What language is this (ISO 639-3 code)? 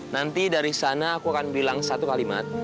ind